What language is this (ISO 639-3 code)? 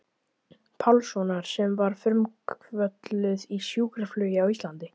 isl